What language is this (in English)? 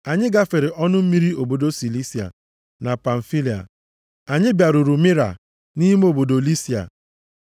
Igbo